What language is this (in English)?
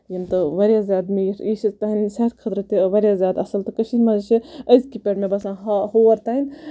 Kashmiri